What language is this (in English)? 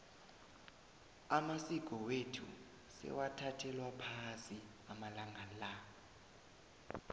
South Ndebele